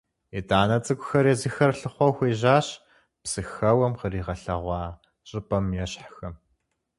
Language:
Kabardian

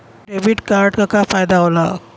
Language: Bhojpuri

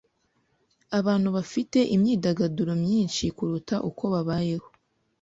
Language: Kinyarwanda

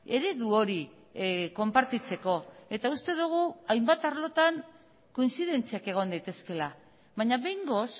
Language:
Basque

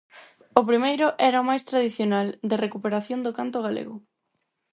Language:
Galician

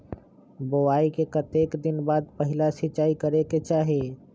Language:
Magahi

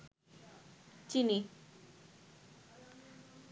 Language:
Bangla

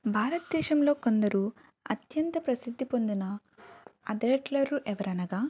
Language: Telugu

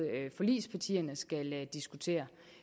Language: Danish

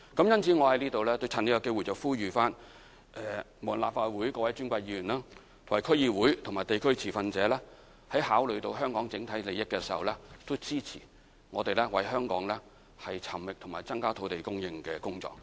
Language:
Cantonese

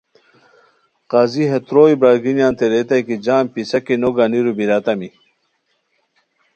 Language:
Khowar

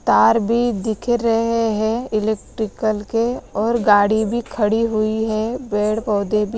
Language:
Hindi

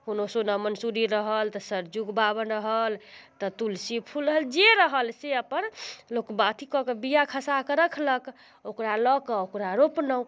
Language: Maithili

